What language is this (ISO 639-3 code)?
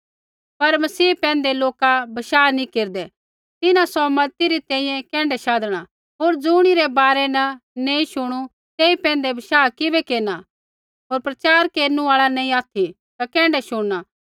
kfx